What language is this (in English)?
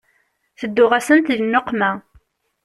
Kabyle